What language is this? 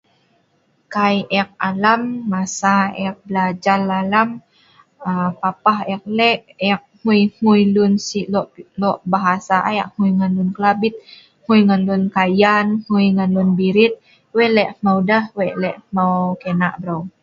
Sa'ban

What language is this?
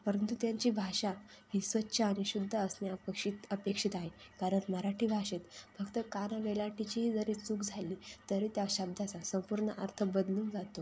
Marathi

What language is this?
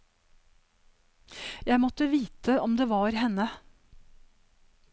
Norwegian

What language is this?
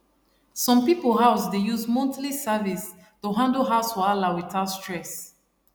Nigerian Pidgin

